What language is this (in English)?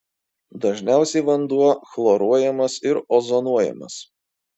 Lithuanian